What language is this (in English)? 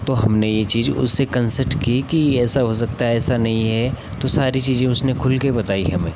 Hindi